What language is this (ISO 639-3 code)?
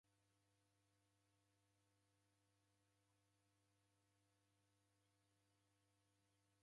dav